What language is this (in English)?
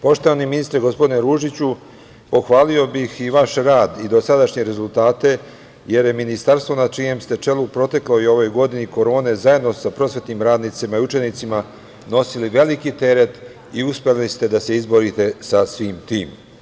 Serbian